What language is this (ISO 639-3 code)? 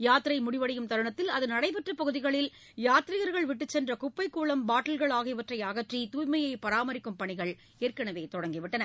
tam